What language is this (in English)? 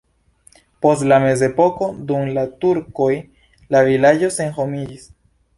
Esperanto